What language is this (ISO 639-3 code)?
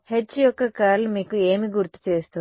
tel